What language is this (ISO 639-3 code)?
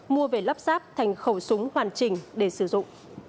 vie